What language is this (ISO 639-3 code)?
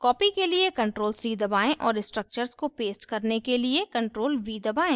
hin